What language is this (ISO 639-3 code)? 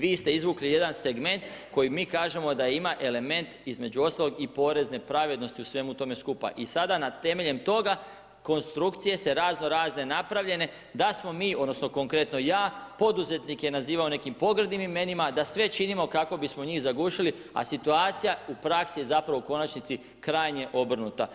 hrv